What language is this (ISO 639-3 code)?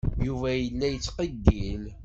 kab